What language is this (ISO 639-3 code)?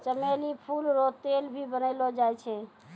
mai